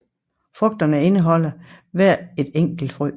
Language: Danish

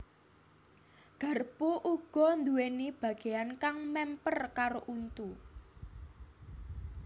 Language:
Javanese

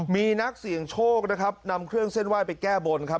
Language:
Thai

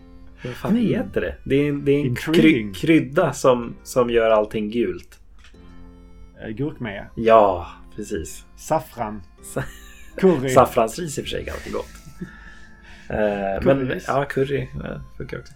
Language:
Swedish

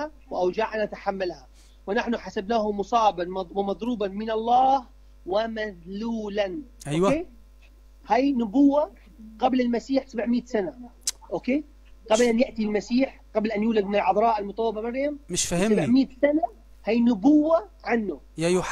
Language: Arabic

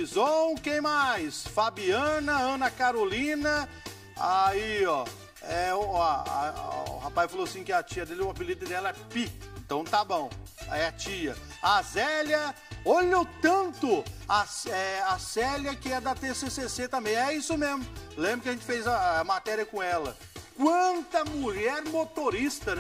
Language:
Portuguese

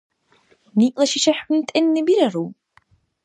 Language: Dargwa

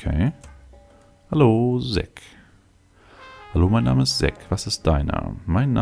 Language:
German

